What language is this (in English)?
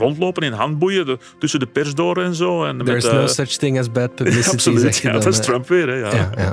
Dutch